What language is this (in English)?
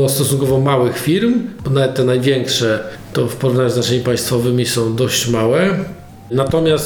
Polish